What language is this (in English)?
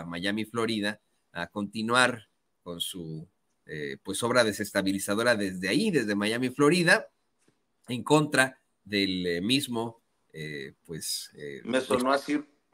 Spanish